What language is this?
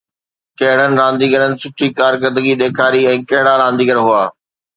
Sindhi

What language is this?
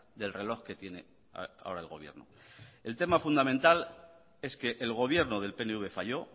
Spanish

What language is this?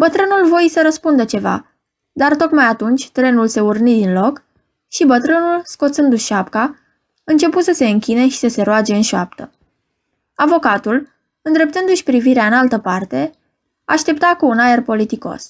Romanian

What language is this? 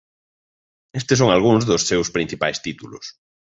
Galician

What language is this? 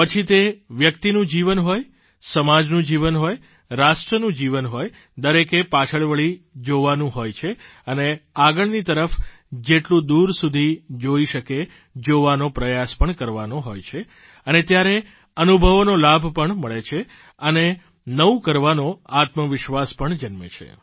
Gujarati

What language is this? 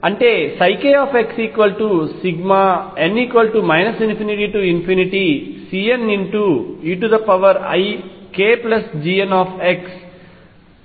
Telugu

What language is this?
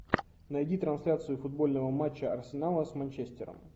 Russian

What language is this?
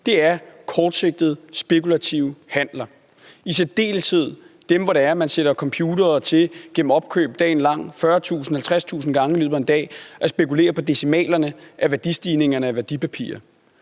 Danish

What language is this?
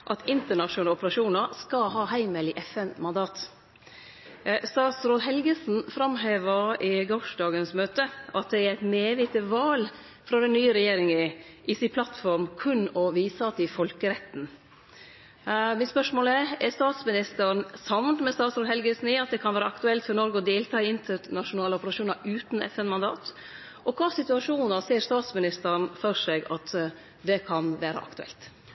Norwegian Nynorsk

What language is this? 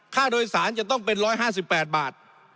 Thai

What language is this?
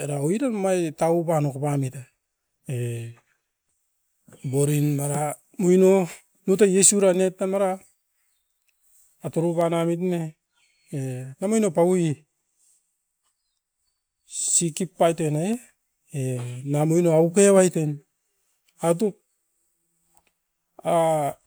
Askopan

